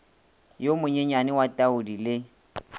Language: Northern Sotho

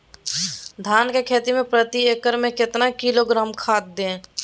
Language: Magahi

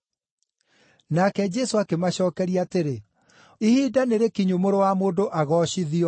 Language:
Kikuyu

